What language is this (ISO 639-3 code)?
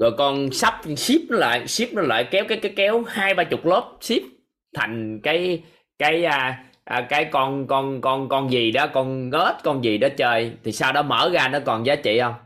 vie